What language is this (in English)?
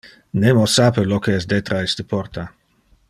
Interlingua